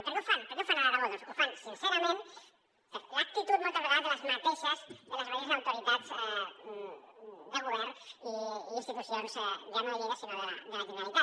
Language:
Catalan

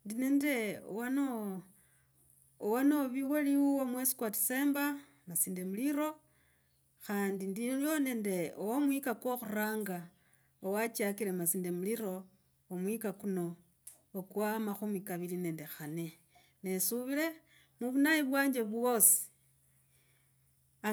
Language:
Logooli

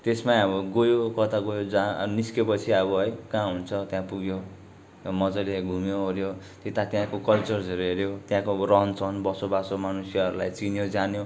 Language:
Nepali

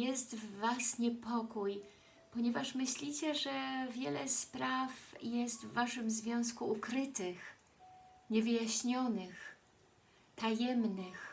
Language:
Polish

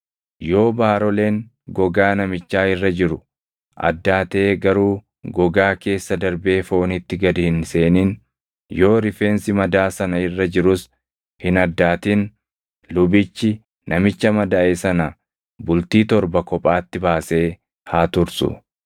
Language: Oromo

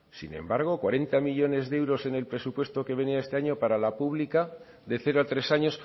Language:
Spanish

